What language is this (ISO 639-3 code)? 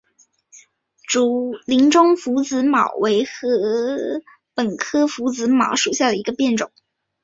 zho